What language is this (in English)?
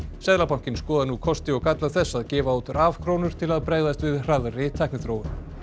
Icelandic